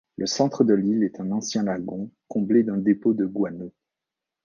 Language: French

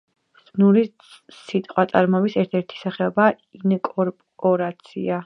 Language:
Georgian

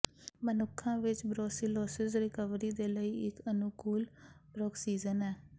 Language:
Punjabi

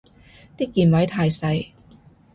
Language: Cantonese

